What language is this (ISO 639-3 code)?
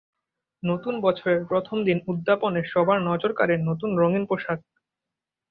ben